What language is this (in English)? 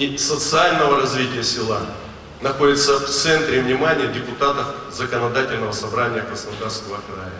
Russian